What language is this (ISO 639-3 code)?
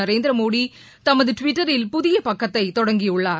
tam